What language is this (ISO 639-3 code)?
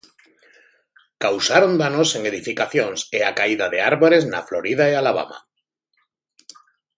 glg